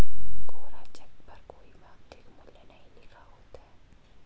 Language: Hindi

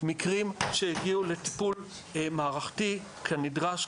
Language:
Hebrew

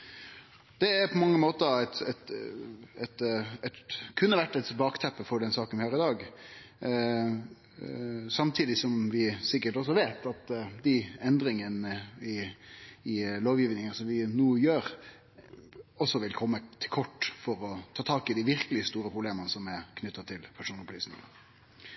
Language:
Norwegian Nynorsk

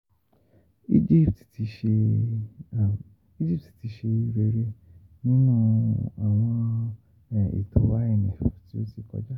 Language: Yoruba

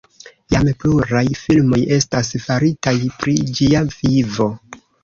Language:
Esperanto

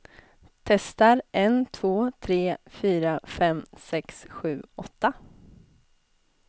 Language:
Swedish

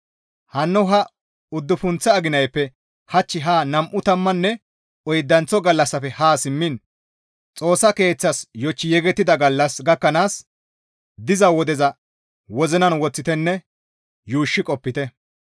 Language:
Gamo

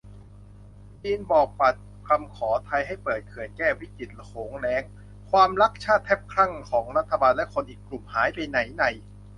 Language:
Thai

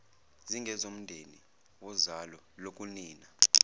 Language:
Zulu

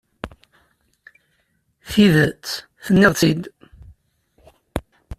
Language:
Kabyle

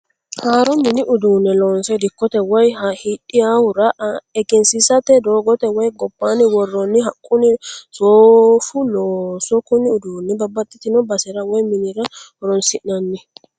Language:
Sidamo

